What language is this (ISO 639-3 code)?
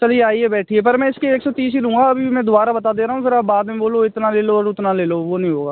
hin